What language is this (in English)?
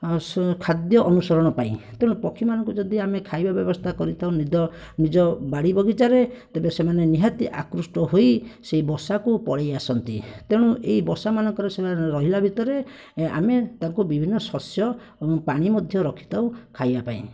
Odia